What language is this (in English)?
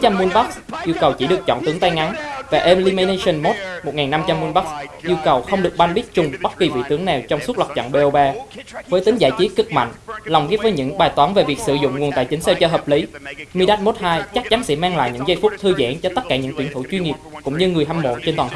Vietnamese